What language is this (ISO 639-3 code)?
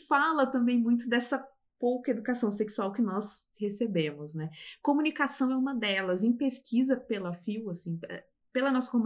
por